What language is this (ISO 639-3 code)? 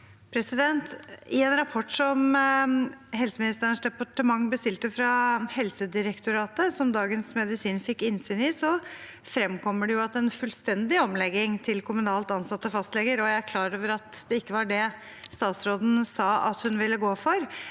nor